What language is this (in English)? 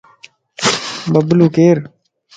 Lasi